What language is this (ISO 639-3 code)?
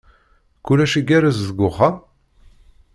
kab